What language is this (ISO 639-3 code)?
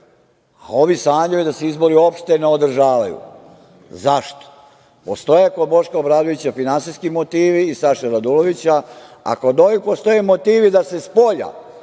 srp